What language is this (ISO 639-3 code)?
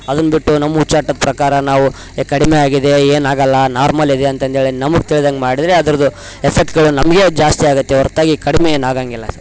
kan